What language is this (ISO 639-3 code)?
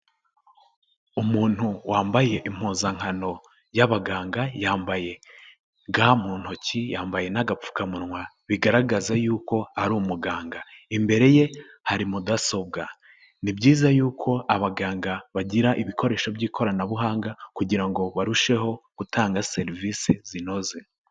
kin